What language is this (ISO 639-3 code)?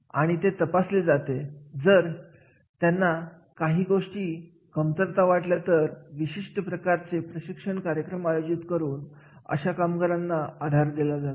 mar